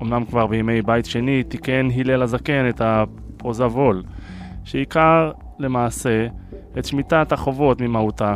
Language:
Hebrew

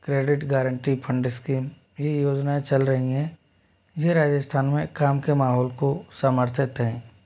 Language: Hindi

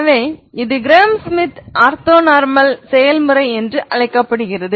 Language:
Tamil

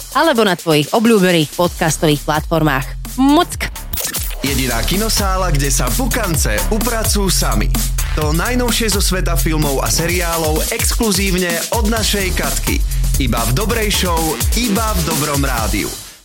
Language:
Slovak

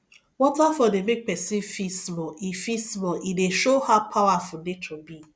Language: Nigerian Pidgin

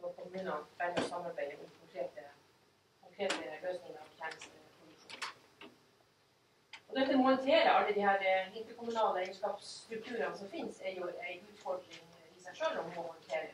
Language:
Norwegian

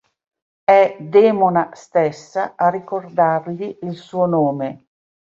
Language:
Italian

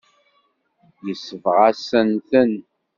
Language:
Kabyle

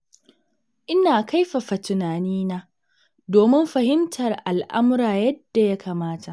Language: Hausa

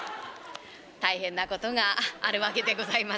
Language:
Japanese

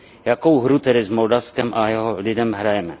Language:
Czech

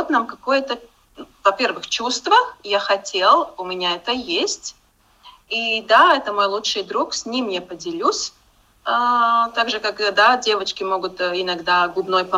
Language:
Russian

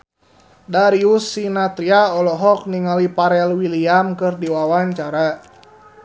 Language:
Sundanese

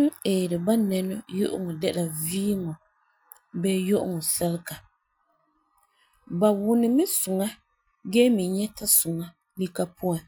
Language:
Frafra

